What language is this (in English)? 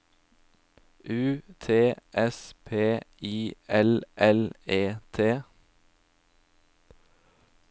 Norwegian